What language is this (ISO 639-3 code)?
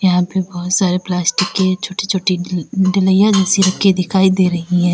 hin